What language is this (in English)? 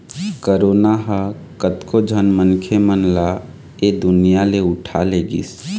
Chhattisgarhi